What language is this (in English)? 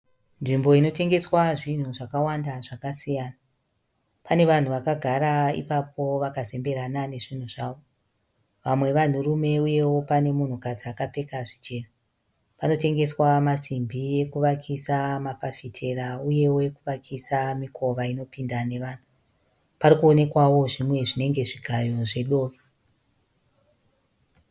Shona